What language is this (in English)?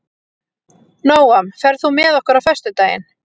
Icelandic